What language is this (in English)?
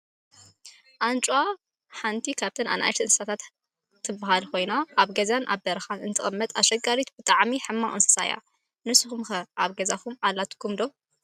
Tigrinya